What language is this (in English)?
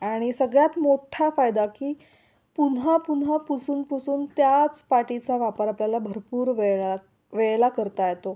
Marathi